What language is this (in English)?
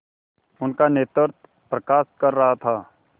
Hindi